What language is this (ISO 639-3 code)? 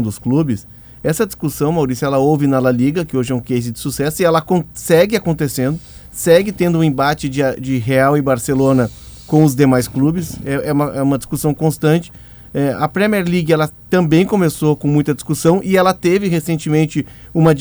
por